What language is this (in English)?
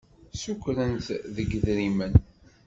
Kabyle